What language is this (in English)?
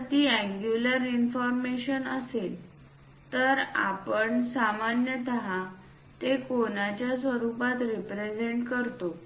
Marathi